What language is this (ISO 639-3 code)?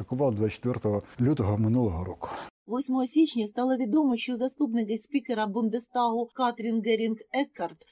ukr